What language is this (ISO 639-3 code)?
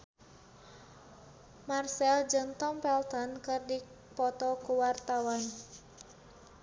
sun